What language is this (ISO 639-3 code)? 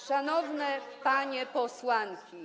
pol